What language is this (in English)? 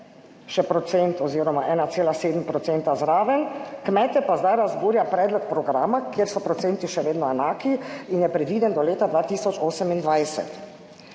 Slovenian